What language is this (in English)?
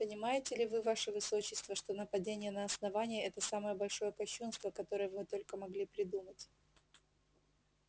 Russian